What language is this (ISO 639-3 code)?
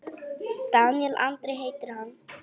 isl